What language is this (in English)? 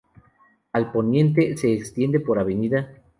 Spanish